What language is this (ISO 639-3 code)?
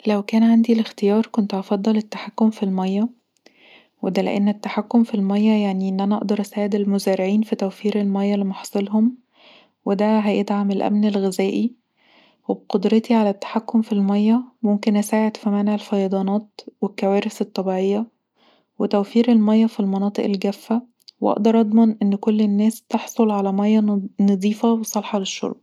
arz